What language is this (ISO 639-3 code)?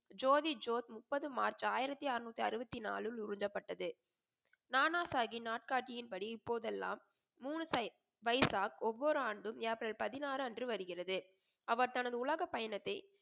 tam